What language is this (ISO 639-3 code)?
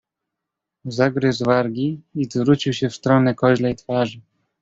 pol